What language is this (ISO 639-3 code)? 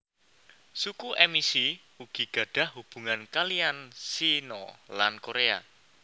jav